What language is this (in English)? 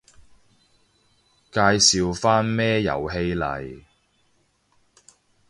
Cantonese